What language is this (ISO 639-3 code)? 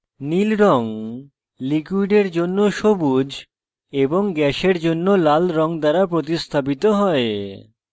ben